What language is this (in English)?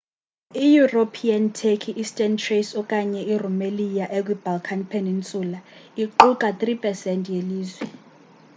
Xhosa